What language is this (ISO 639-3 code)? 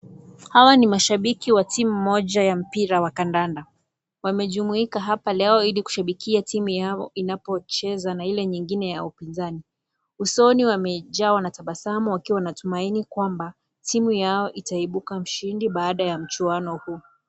swa